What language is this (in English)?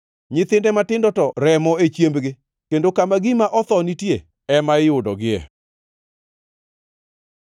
Luo (Kenya and Tanzania)